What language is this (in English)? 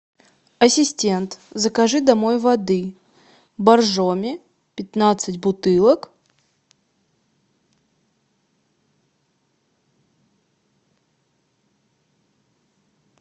Russian